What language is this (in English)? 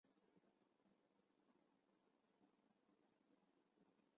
Chinese